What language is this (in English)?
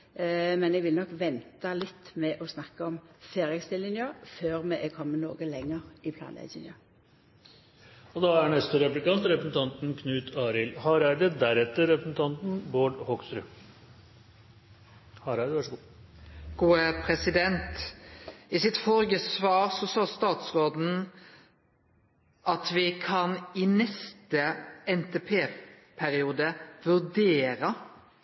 Norwegian Nynorsk